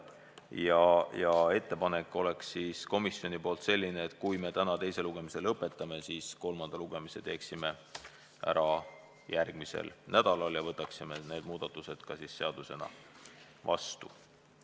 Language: Estonian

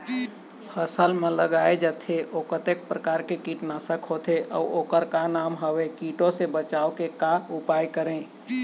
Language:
Chhattisgarhi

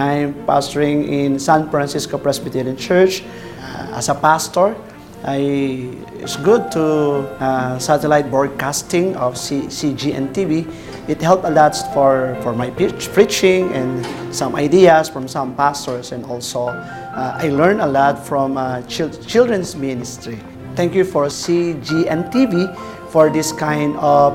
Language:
Korean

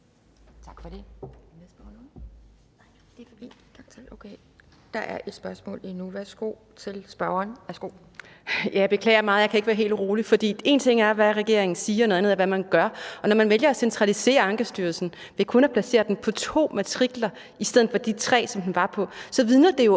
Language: Danish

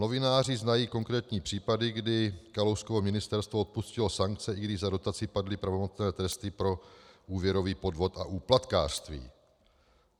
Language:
Czech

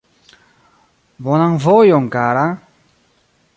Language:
Esperanto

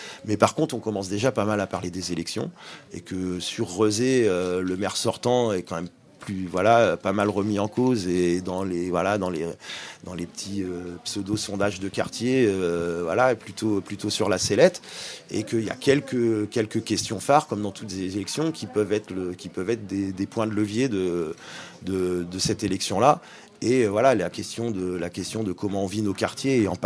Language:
French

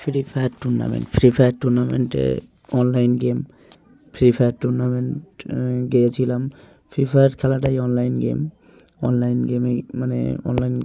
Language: Bangla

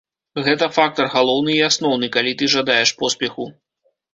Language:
Belarusian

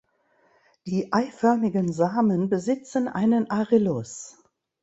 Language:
German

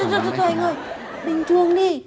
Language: Vietnamese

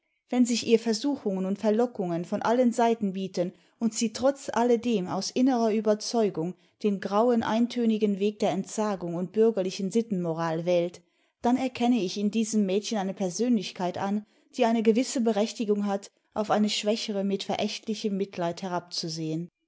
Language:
German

